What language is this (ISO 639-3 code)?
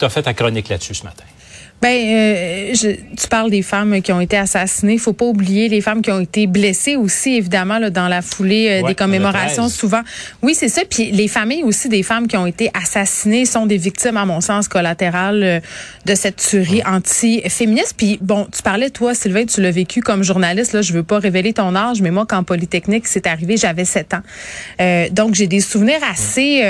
fra